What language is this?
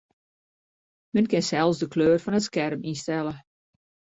Western Frisian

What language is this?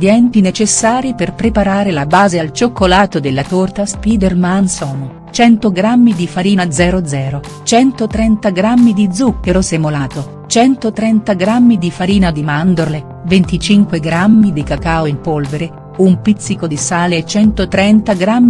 Italian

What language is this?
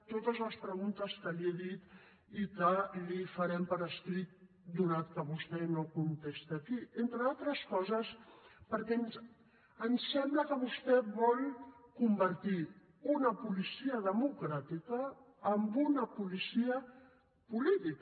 Catalan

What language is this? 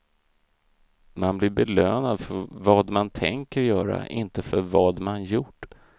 Swedish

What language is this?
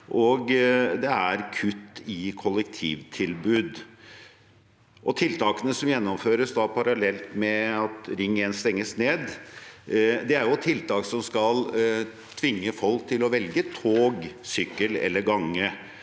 Norwegian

